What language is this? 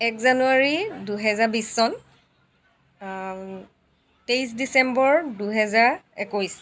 Assamese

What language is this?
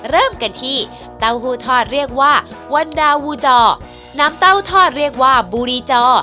Thai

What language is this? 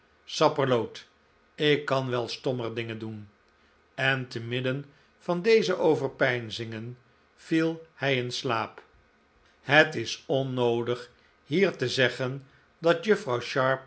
Dutch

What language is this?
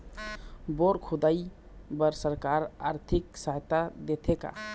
Chhattisgarhi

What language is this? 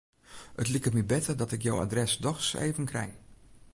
Western Frisian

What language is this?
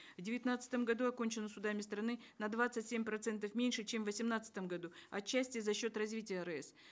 Kazakh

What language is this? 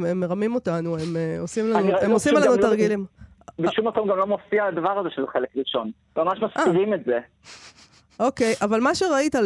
Hebrew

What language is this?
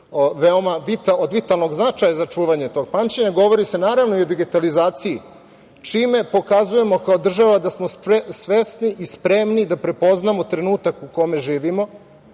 Serbian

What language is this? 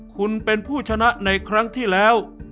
Thai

